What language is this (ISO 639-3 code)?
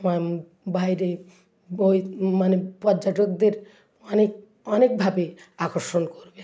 ben